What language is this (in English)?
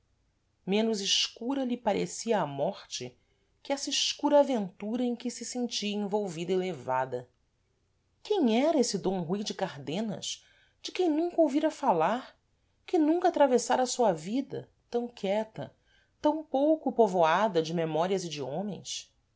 Portuguese